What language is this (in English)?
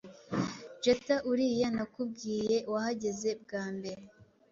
Kinyarwanda